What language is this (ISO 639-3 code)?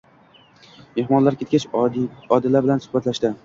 uzb